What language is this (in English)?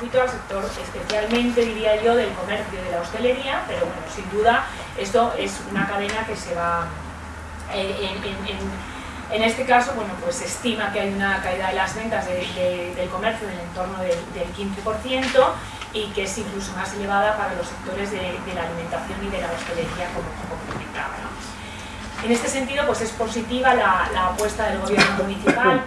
Spanish